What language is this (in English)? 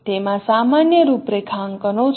Gujarati